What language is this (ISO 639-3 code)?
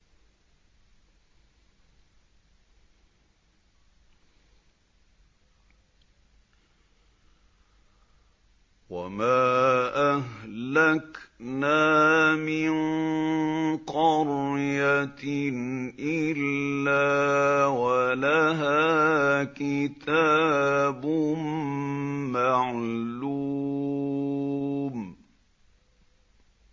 ara